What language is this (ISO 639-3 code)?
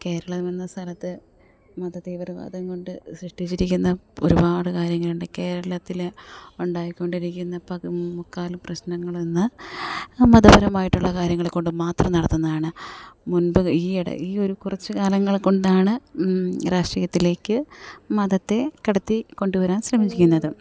mal